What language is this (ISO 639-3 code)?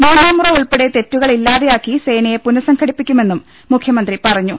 mal